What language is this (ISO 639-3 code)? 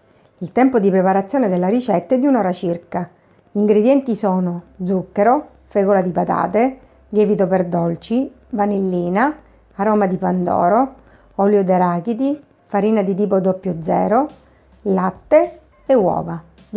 ita